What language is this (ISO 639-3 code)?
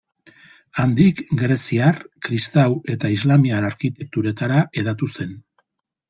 eus